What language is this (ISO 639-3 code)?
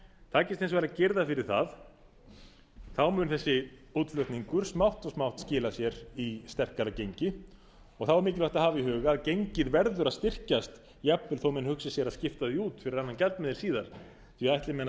isl